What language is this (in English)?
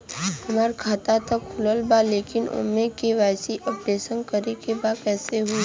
Bhojpuri